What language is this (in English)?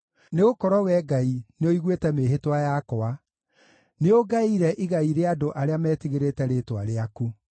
Kikuyu